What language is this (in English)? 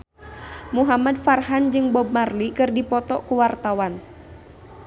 Sundanese